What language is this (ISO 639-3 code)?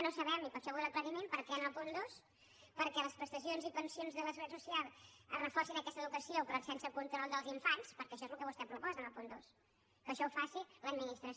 cat